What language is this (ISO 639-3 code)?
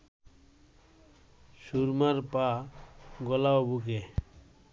ben